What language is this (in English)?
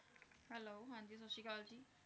Punjabi